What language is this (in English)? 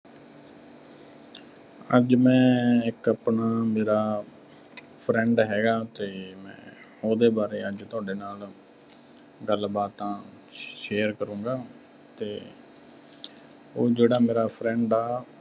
Punjabi